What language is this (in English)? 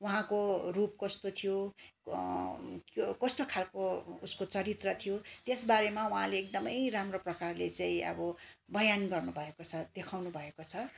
Nepali